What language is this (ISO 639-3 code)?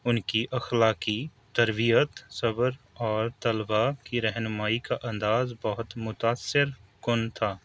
urd